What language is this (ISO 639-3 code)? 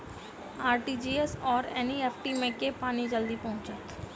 mai